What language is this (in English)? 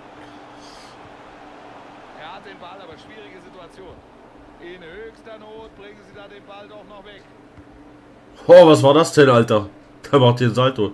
German